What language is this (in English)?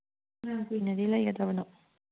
Manipuri